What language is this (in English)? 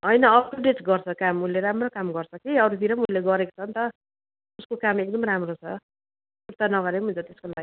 Nepali